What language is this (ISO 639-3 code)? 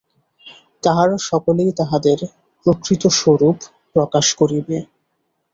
ben